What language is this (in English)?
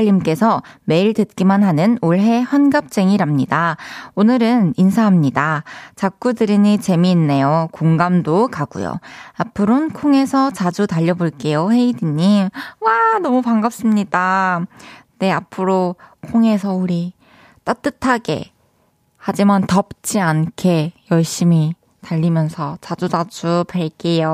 Korean